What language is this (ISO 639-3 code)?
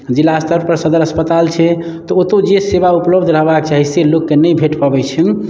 mai